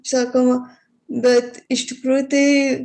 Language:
Lithuanian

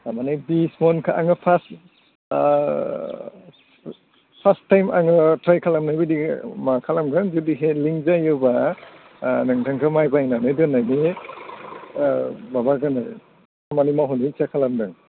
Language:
Bodo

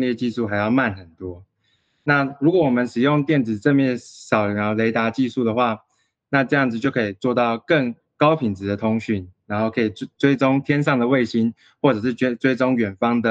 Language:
Chinese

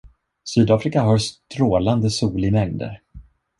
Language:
Swedish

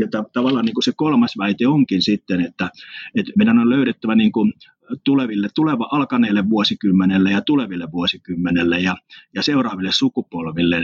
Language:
Finnish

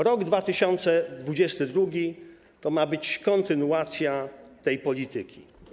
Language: Polish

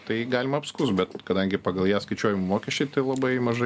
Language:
Lithuanian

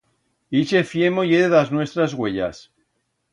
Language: Aragonese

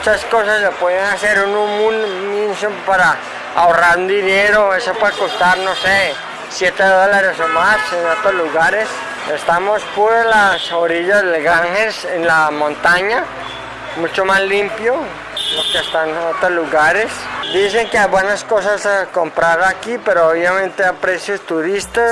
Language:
Spanish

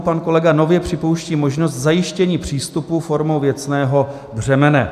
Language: Czech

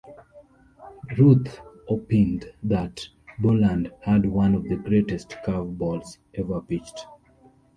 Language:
English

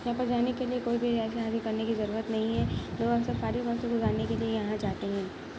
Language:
Urdu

